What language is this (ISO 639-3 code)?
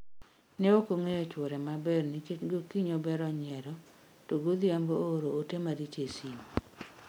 luo